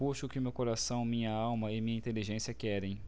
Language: Portuguese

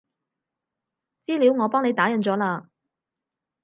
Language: Cantonese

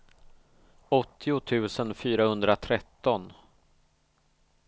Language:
Swedish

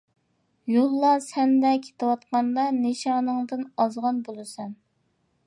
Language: Uyghur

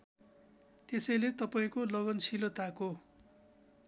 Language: Nepali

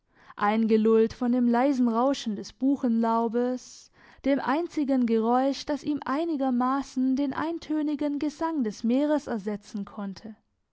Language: German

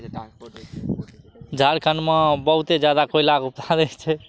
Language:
Maithili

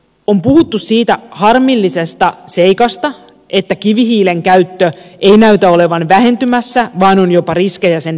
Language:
Finnish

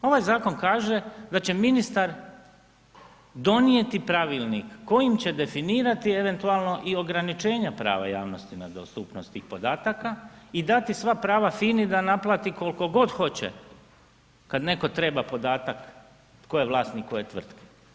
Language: Croatian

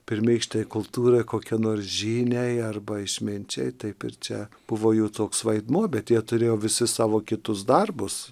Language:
Lithuanian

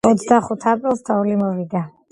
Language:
Georgian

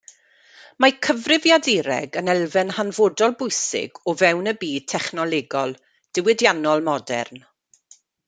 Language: Welsh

